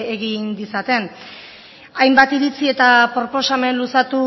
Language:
Basque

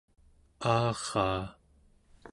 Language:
Central Yupik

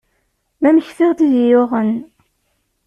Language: Kabyle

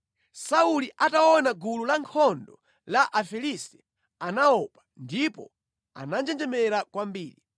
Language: Nyanja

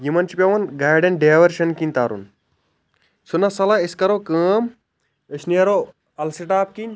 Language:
Kashmiri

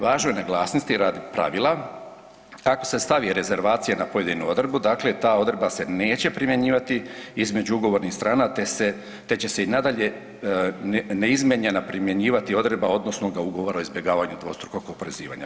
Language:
Croatian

